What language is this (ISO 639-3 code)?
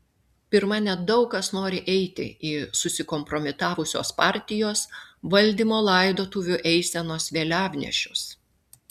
lit